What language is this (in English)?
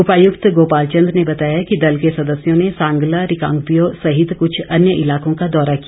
Hindi